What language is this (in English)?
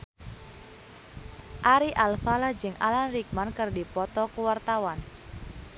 Sundanese